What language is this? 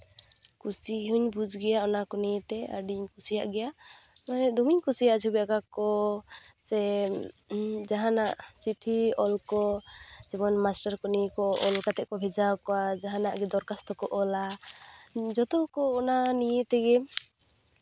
Santali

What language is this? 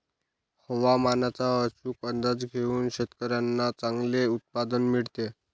Marathi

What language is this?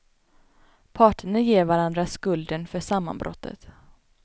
Swedish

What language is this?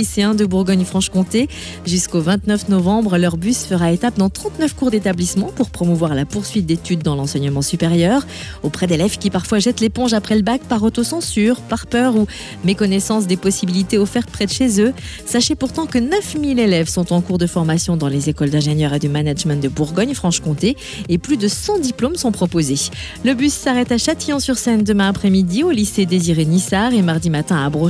French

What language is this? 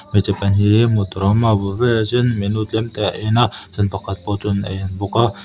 Mizo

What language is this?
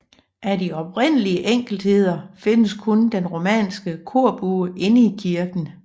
Danish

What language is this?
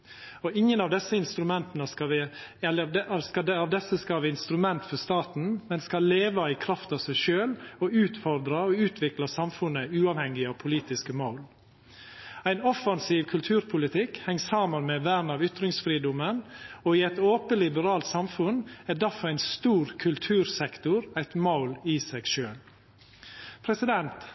Norwegian Nynorsk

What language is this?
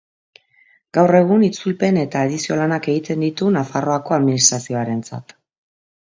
Basque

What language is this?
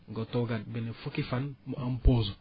Wolof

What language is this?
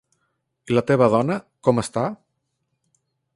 Catalan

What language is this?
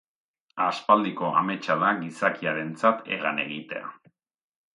Basque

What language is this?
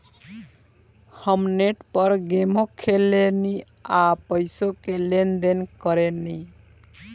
Bhojpuri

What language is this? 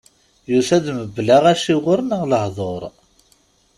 Kabyle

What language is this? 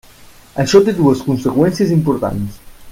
Catalan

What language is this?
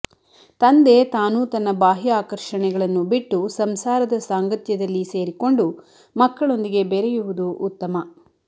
Kannada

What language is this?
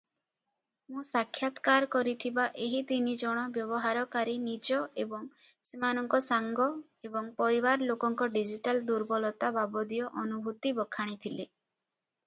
Odia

